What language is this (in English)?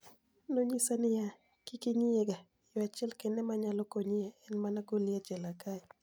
Luo (Kenya and Tanzania)